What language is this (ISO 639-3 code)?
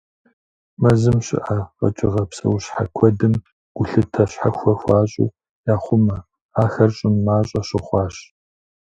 kbd